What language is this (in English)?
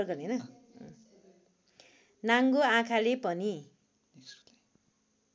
Nepali